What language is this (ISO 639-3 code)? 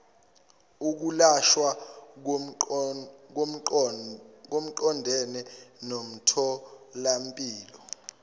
zul